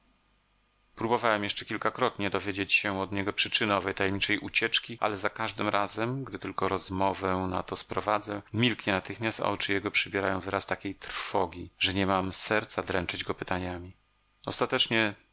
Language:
Polish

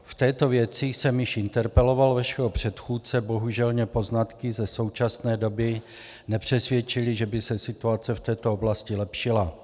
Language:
Czech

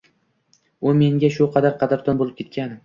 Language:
Uzbek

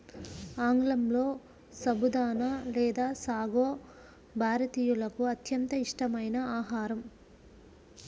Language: Telugu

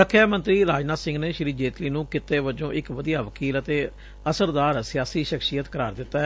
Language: Punjabi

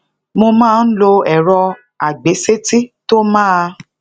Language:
Yoruba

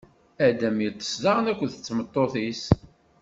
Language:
Kabyle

